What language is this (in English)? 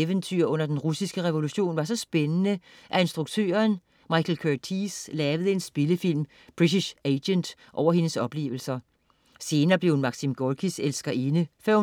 Danish